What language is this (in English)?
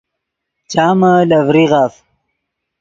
Yidgha